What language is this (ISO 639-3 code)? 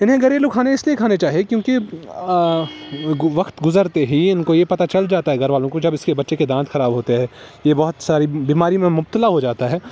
urd